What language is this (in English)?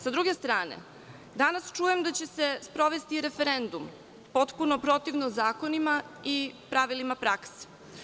Serbian